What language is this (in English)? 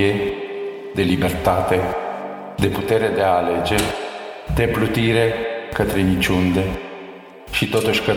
Romanian